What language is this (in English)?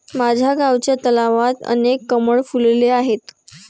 Marathi